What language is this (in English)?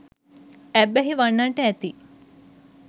Sinhala